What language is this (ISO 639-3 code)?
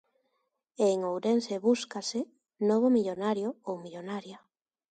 glg